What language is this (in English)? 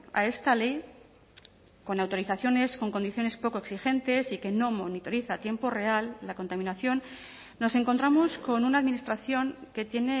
Spanish